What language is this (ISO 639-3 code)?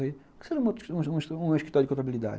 por